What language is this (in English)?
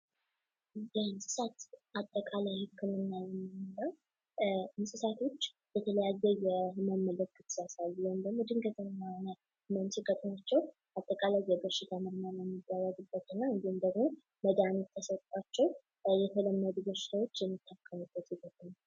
Amharic